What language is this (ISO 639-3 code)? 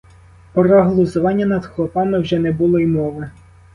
ukr